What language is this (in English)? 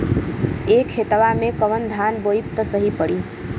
Bhojpuri